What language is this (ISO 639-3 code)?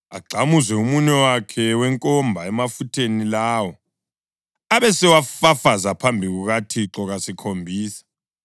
nde